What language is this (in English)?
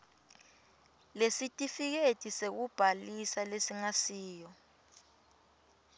Swati